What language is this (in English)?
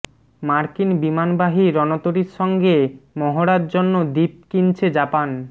Bangla